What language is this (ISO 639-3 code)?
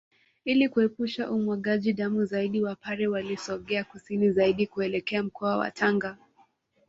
swa